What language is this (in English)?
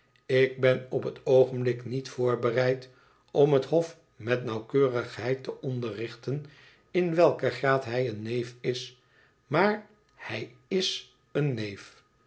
Dutch